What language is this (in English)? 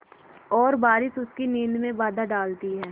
Hindi